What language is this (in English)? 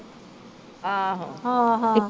Punjabi